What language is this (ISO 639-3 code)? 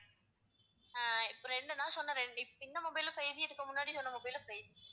tam